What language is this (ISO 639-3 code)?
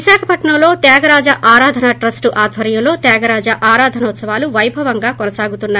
tel